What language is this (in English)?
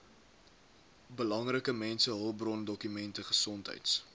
Afrikaans